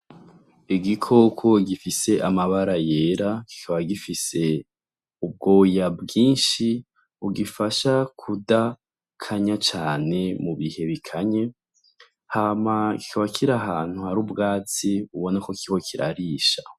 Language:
Rundi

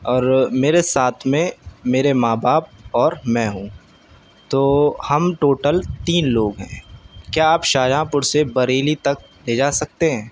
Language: Urdu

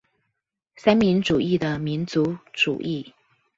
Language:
Chinese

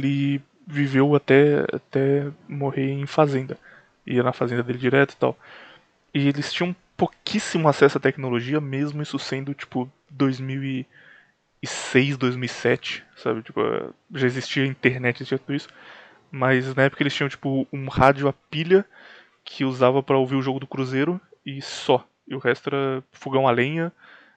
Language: Portuguese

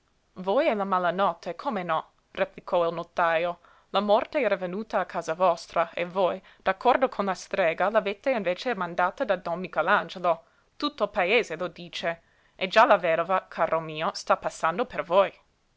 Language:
Italian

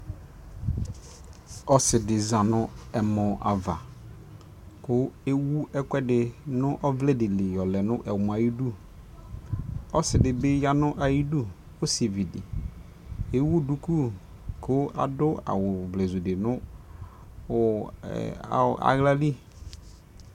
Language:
Ikposo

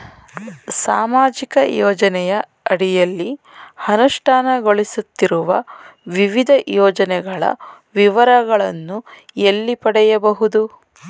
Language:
Kannada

